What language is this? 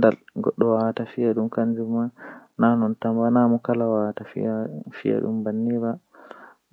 Western Niger Fulfulde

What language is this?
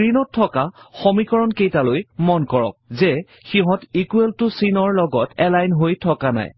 Assamese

